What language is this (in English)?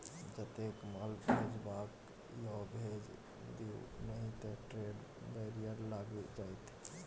Maithili